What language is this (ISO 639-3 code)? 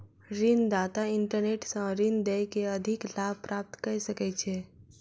mai